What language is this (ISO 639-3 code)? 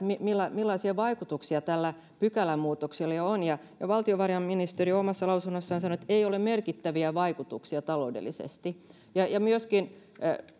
fin